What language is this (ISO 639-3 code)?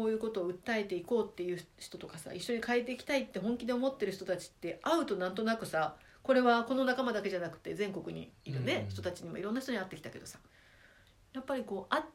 jpn